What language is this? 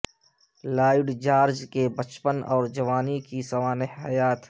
Urdu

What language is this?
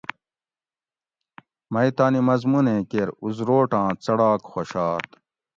Gawri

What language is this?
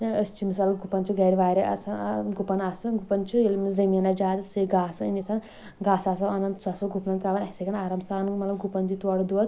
Kashmiri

